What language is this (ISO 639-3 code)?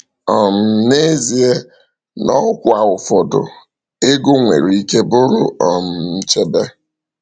ibo